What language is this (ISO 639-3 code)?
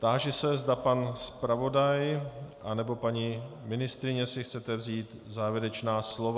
ces